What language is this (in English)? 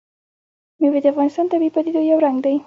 Pashto